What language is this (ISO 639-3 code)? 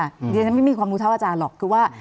tha